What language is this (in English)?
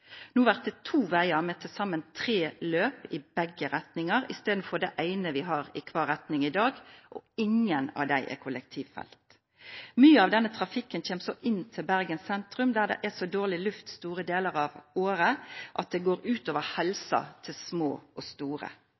Norwegian Bokmål